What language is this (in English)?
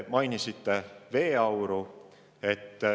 Estonian